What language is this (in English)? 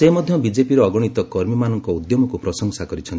Odia